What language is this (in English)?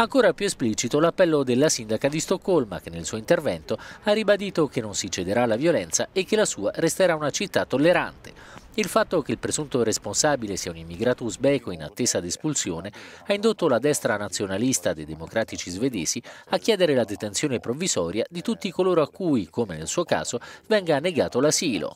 Italian